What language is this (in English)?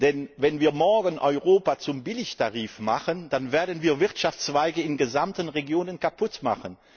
German